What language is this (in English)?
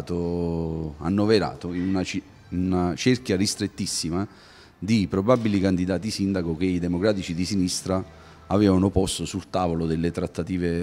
Italian